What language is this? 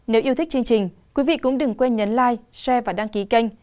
Vietnamese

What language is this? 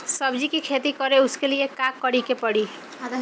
Bhojpuri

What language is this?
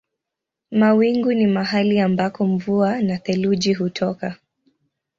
Swahili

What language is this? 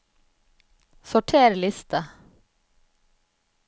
Norwegian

